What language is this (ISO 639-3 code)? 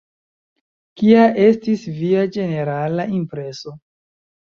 epo